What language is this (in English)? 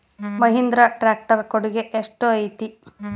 Kannada